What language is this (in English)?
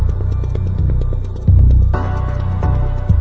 Thai